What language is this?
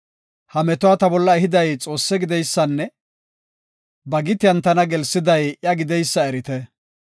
Gofa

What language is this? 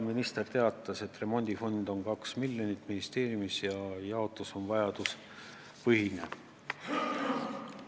Estonian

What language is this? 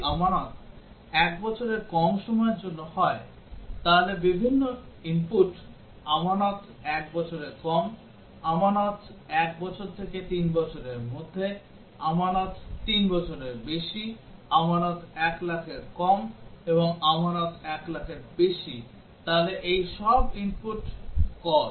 Bangla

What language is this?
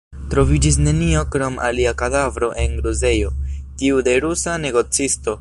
Esperanto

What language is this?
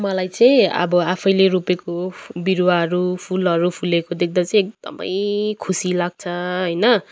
Nepali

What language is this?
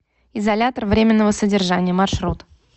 Russian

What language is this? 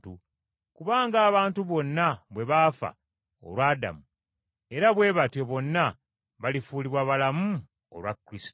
Ganda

